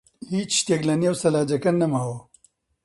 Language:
Central Kurdish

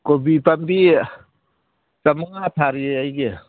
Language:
Manipuri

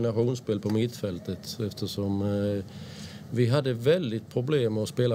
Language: Swedish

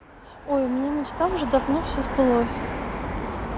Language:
Russian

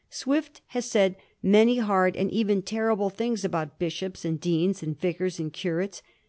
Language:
English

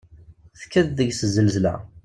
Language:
Kabyle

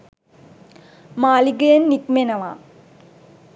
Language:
Sinhala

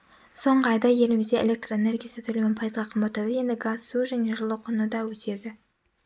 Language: Kazakh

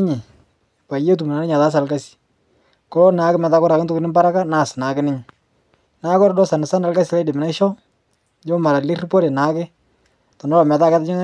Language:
Masai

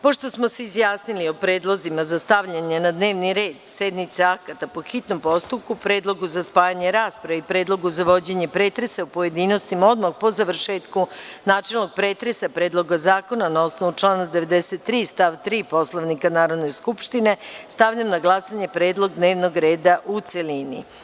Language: Serbian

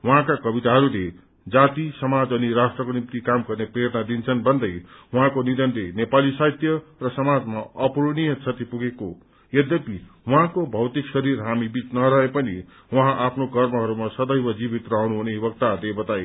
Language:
Nepali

